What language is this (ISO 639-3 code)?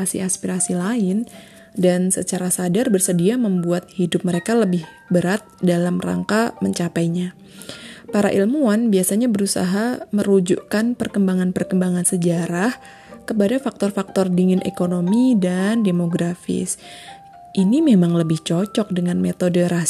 ind